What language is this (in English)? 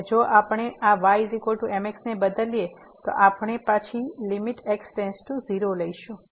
Gujarati